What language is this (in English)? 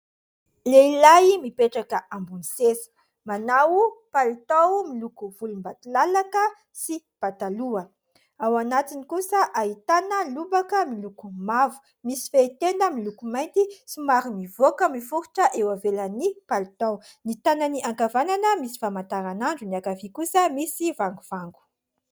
Malagasy